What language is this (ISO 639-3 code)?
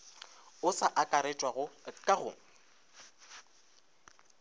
nso